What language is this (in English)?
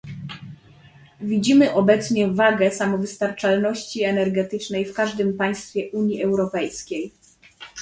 Polish